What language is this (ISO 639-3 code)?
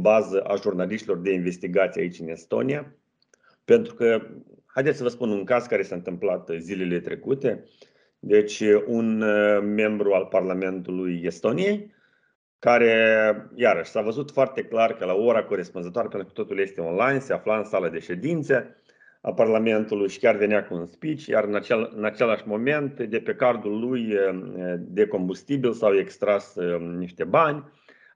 ron